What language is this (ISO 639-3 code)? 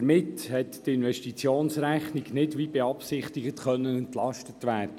gsw